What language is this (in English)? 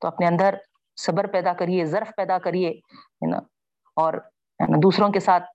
Urdu